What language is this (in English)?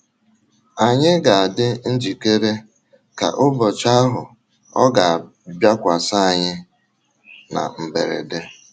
Igbo